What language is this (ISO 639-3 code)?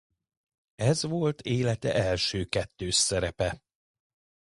hun